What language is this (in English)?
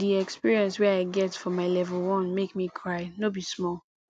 Nigerian Pidgin